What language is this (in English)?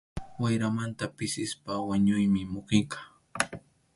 Arequipa-La Unión Quechua